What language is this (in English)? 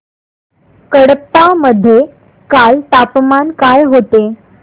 Marathi